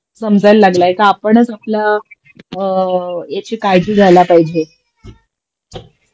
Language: Marathi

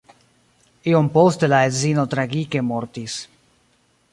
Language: Esperanto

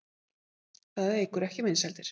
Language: Icelandic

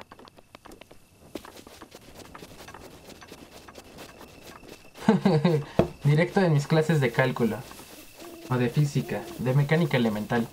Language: Spanish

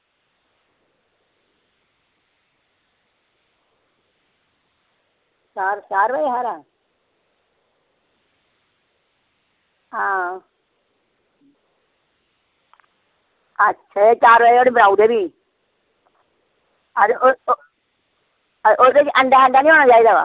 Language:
Dogri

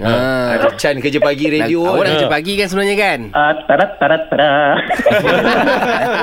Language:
Malay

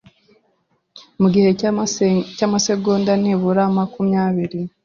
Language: Kinyarwanda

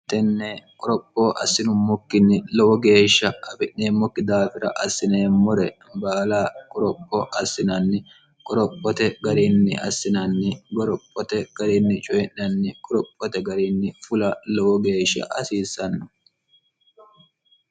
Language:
Sidamo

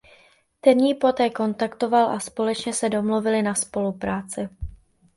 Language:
Czech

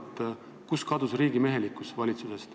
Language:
Estonian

